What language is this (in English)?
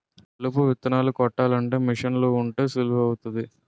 Telugu